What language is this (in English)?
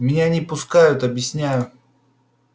Russian